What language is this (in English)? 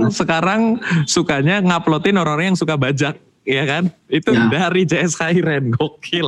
Indonesian